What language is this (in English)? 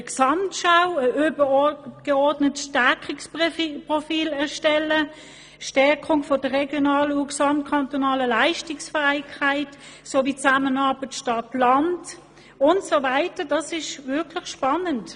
Swiss German